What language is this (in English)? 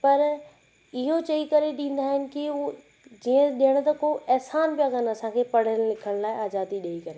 Sindhi